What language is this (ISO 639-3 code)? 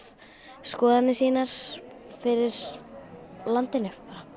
isl